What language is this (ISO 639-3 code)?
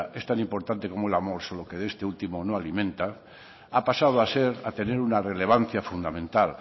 spa